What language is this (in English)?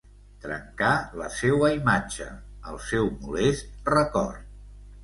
Catalan